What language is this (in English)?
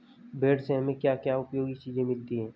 Hindi